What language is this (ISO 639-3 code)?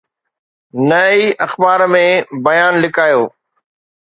snd